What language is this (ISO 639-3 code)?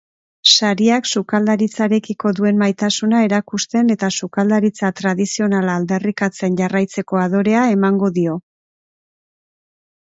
eus